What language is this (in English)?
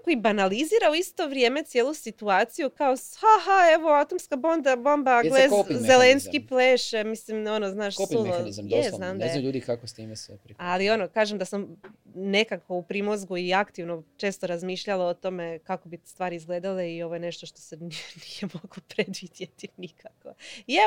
Croatian